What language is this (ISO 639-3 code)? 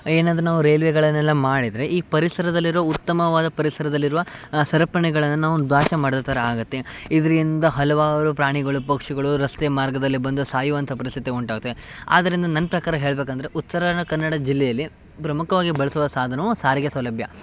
kan